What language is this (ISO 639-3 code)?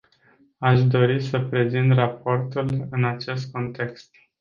ron